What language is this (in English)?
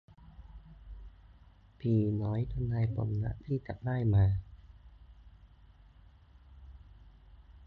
Thai